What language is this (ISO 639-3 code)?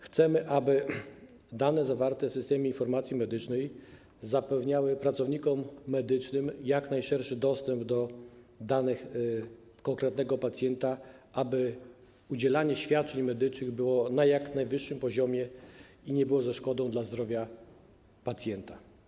pol